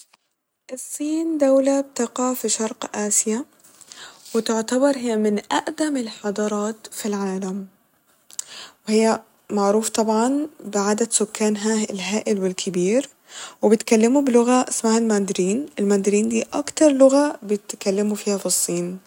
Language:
Egyptian Arabic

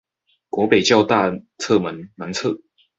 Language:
Chinese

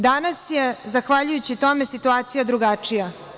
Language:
Serbian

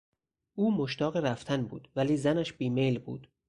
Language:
Persian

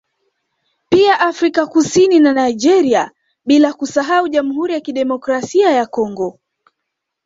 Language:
Swahili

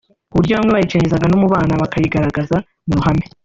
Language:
Kinyarwanda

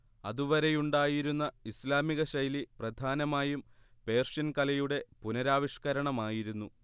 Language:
Malayalam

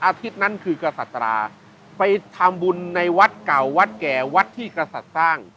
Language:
Thai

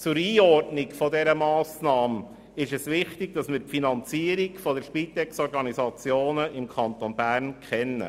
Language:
Swiss German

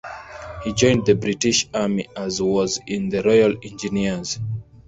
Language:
English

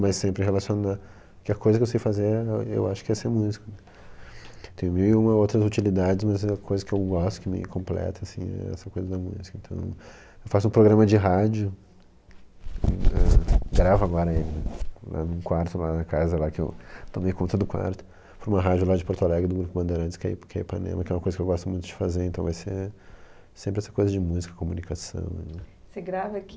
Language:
Portuguese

